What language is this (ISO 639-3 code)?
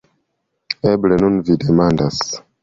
epo